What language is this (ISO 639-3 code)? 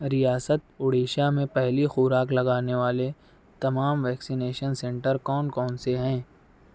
urd